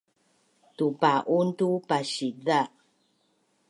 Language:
Bunun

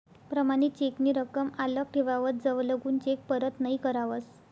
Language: Marathi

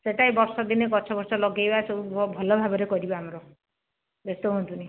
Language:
Odia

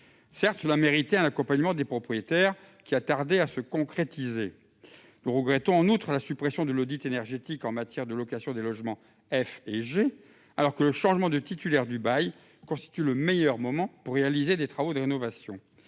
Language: French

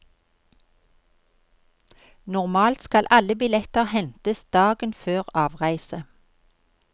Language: Norwegian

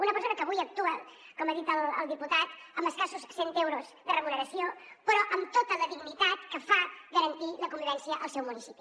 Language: Catalan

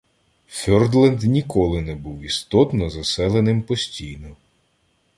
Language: Ukrainian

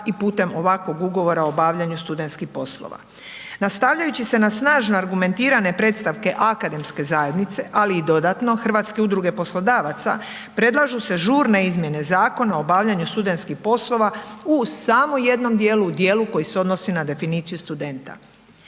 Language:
Croatian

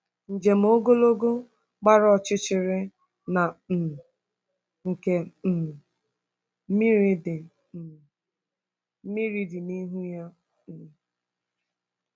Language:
Igbo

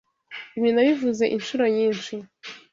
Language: Kinyarwanda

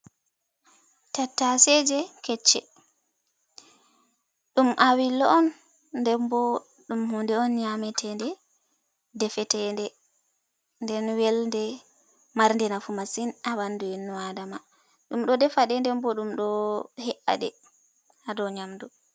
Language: Fula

